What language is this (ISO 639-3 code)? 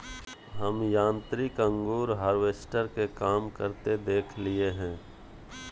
mag